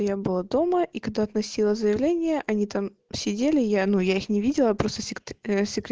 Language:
Russian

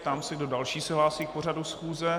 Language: Czech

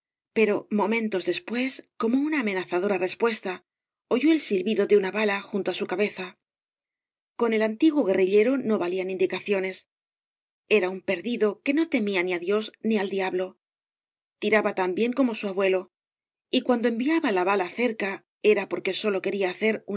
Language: Spanish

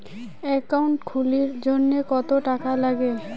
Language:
Bangla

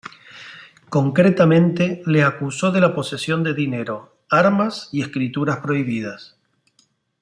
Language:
Spanish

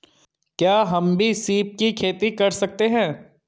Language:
Hindi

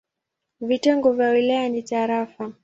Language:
Swahili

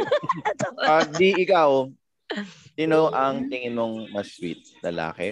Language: Filipino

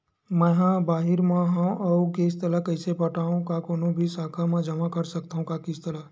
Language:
Chhattisgarhi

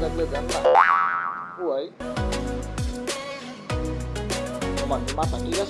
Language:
Bangla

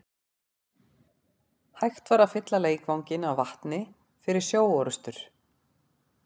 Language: Icelandic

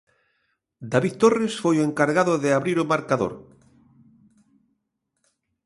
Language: Galician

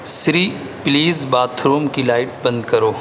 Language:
Urdu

